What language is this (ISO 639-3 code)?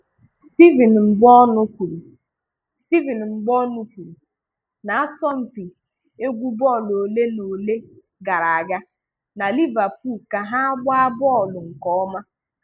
ibo